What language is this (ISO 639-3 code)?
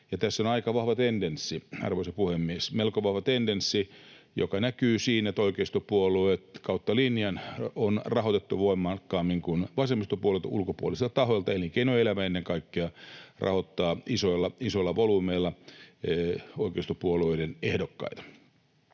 fin